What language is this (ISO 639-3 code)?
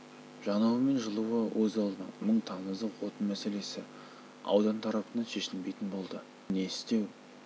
kaz